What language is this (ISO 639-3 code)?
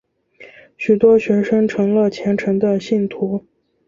zho